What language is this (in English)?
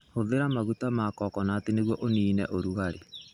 Kikuyu